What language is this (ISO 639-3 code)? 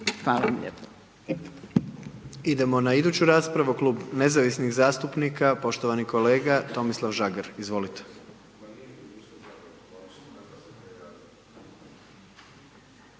hrv